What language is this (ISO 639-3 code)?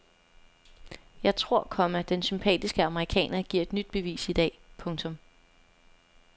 dan